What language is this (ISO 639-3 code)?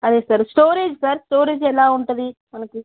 tel